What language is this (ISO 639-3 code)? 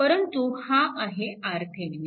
mar